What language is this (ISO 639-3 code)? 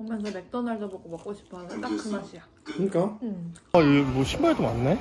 kor